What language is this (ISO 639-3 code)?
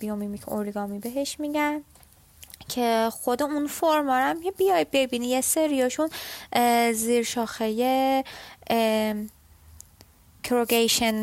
fas